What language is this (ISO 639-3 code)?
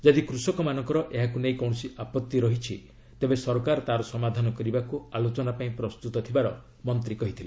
ori